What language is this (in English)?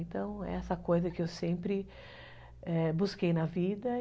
Portuguese